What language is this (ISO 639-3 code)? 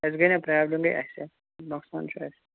kas